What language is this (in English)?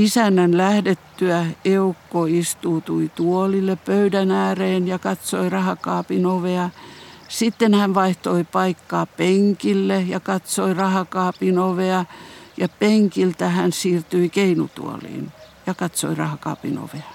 Finnish